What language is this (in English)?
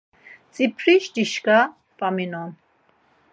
Laz